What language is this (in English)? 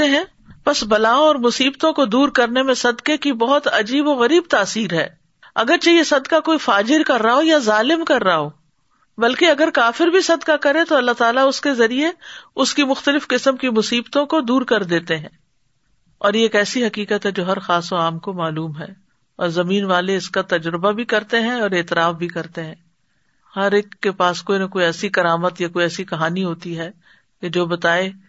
Urdu